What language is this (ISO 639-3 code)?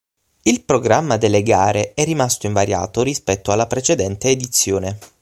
ita